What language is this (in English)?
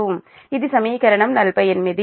Telugu